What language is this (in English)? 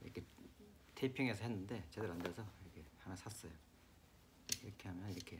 Korean